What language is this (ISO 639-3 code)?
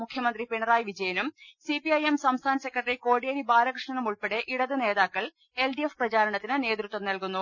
mal